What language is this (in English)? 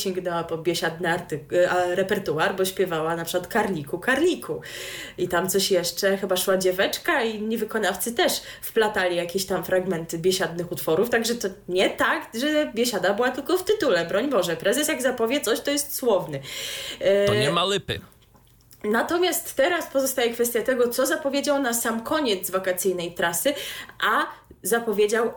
Polish